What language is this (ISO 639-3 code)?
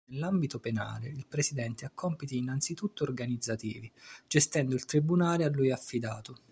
ita